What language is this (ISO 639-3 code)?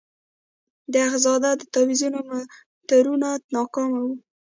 pus